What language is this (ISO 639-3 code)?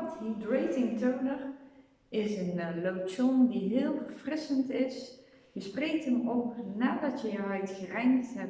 nld